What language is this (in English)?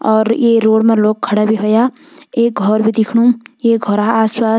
Garhwali